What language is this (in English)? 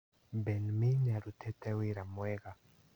Kikuyu